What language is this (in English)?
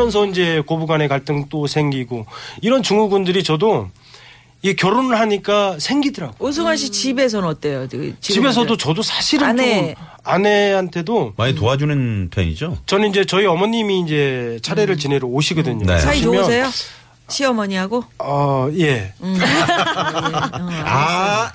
Korean